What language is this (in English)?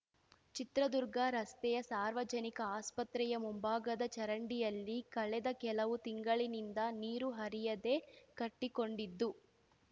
Kannada